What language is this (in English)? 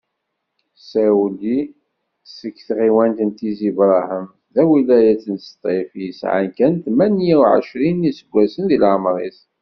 Kabyle